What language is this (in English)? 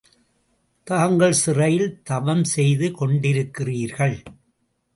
Tamil